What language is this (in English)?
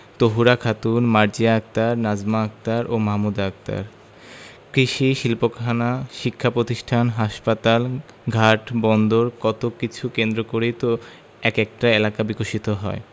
Bangla